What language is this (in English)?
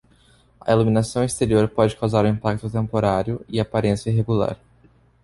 Portuguese